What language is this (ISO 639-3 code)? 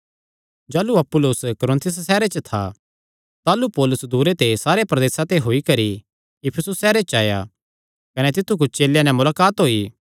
xnr